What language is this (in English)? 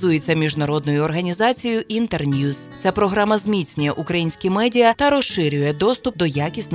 Ukrainian